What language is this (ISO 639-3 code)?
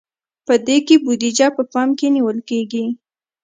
pus